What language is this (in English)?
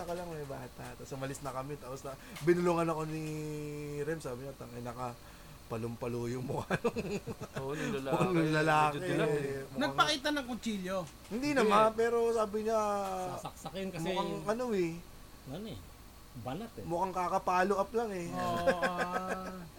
Filipino